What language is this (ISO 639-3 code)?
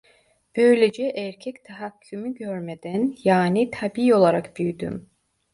tur